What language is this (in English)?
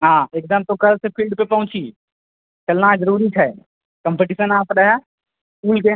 Maithili